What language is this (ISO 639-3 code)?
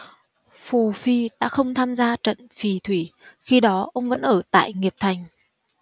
vie